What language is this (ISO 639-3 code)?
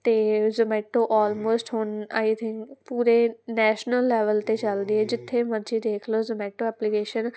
pan